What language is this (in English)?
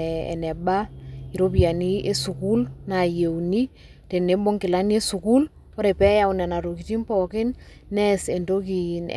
Masai